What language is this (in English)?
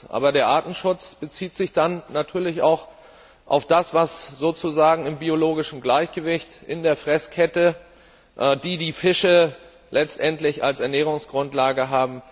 German